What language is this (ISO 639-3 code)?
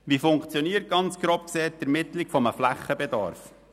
gsw